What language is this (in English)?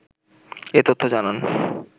Bangla